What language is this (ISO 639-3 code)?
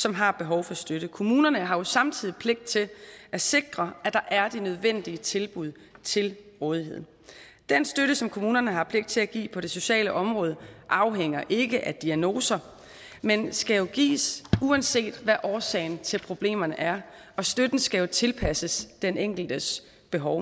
dan